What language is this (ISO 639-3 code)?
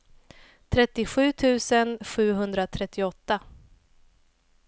swe